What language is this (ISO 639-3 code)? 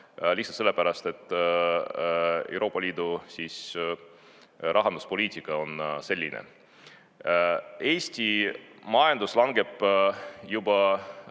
est